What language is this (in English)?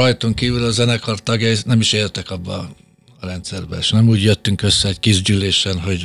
Hungarian